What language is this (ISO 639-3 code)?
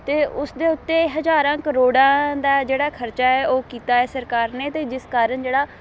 pan